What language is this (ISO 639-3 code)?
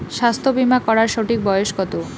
ben